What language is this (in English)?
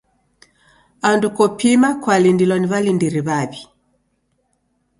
Taita